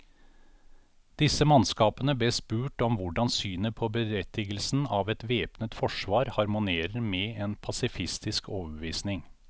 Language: Norwegian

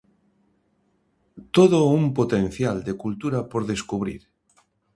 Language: Galician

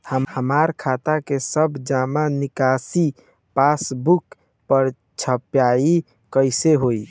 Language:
Bhojpuri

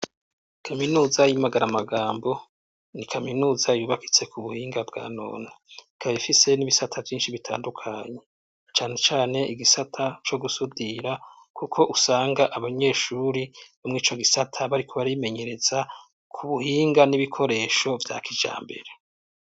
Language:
Rundi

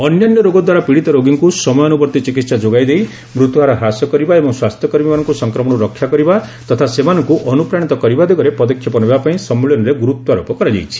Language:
Odia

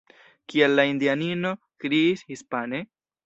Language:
Esperanto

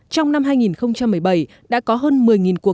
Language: Vietnamese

